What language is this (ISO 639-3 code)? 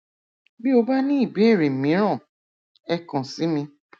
yor